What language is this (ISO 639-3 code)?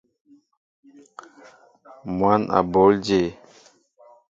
mbo